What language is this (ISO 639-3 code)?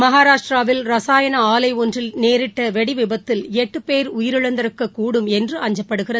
tam